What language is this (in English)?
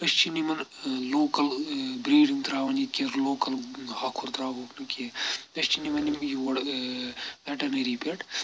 Kashmiri